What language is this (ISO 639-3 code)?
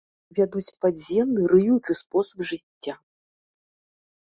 bel